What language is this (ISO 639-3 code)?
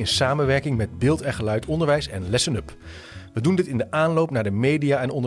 nld